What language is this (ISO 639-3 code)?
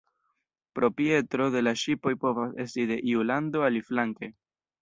epo